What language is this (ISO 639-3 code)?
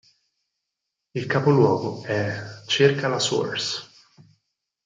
ita